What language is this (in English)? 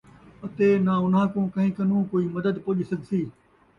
Saraiki